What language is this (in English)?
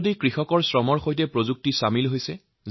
Assamese